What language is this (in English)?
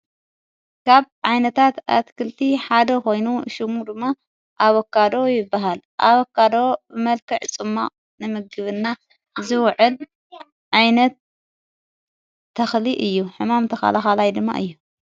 Tigrinya